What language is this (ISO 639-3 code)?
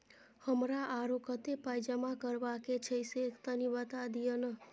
mai